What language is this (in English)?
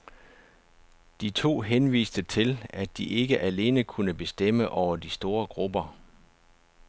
Danish